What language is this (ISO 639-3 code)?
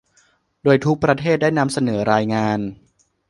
tha